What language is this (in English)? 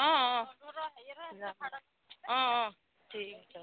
Assamese